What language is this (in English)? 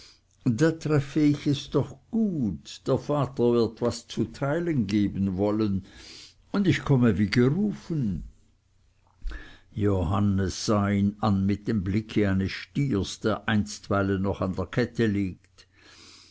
German